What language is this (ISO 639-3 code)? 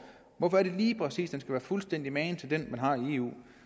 dan